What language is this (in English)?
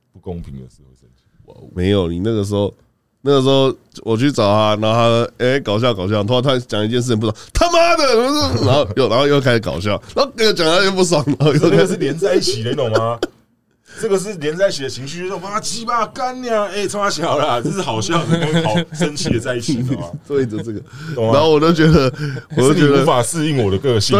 Chinese